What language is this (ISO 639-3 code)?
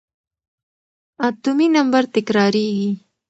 pus